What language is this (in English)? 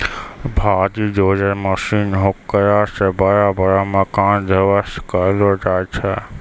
Maithili